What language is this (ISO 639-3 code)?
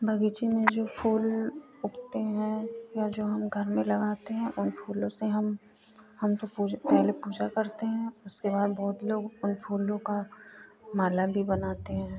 hin